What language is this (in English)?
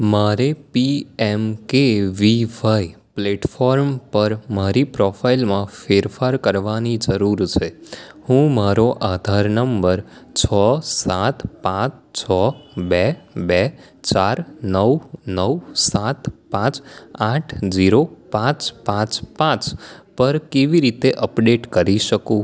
Gujarati